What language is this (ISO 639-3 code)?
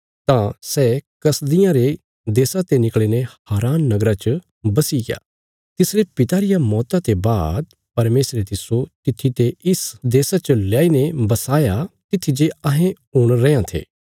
kfs